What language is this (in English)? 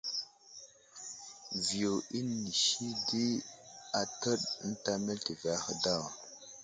Wuzlam